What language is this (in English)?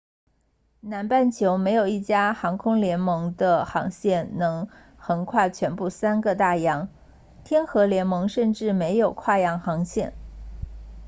Chinese